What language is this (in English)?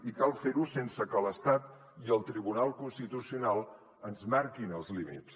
Catalan